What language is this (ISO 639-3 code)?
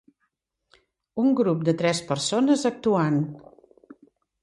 cat